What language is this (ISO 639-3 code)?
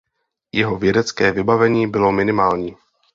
ces